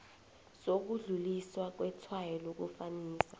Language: South Ndebele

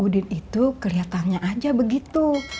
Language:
Indonesian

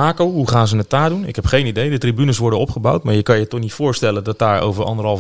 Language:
Dutch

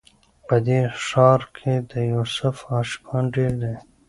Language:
Pashto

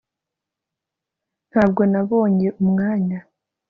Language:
Kinyarwanda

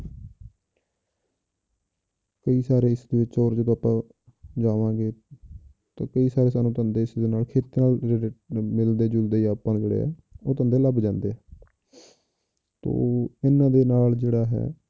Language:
Punjabi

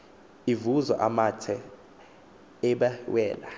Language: Xhosa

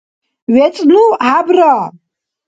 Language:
Dargwa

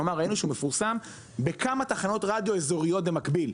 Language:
Hebrew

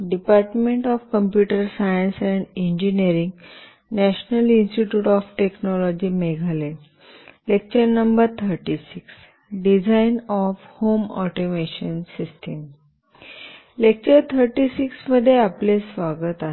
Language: Marathi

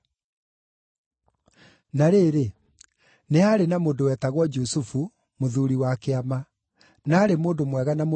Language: Kikuyu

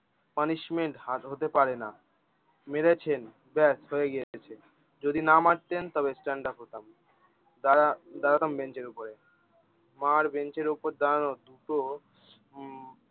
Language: Bangla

